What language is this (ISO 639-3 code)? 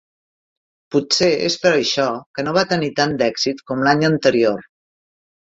cat